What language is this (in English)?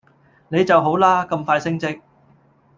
Cantonese